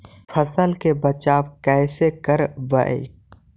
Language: Magahi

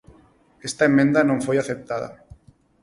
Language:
Galician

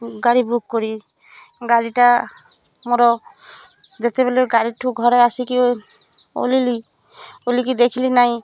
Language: Odia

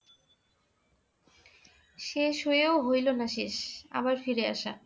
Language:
Bangla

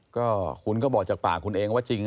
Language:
Thai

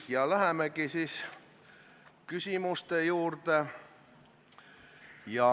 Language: Estonian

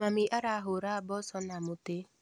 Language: Kikuyu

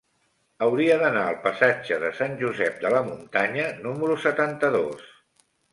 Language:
Catalan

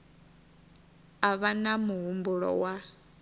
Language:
Venda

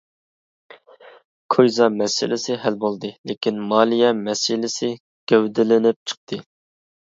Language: Uyghur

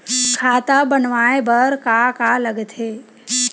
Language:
Chhattisgarhi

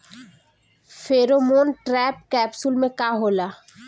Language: Bhojpuri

